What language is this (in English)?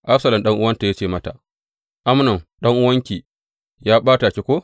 Hausa